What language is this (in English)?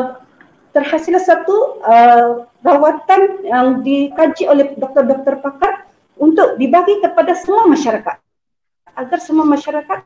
Malay